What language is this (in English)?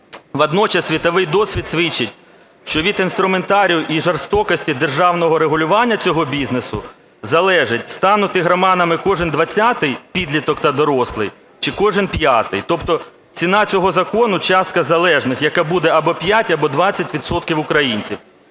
Ukrainian